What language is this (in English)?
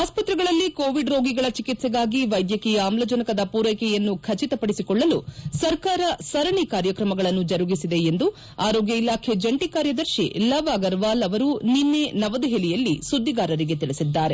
Kannada